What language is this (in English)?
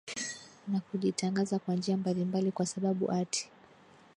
Swahili